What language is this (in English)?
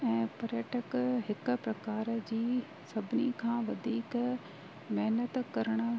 Sindhi